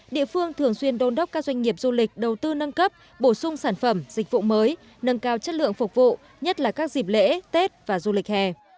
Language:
Vietnamese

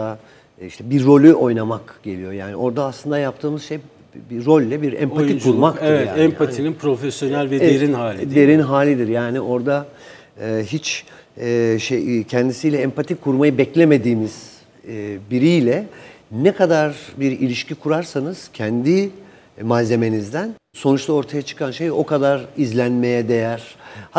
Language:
Turkish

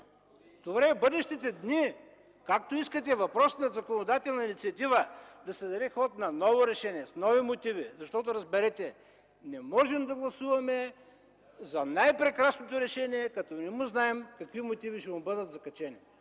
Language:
Bulgarian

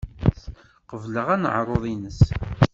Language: Kabyle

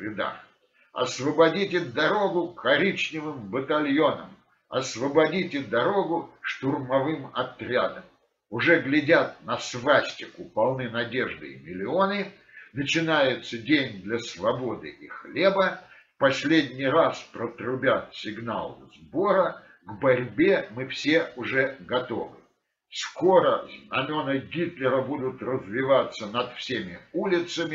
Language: Russian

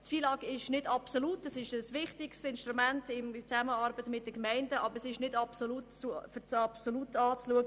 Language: Swiss German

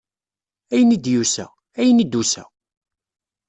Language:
Kabyle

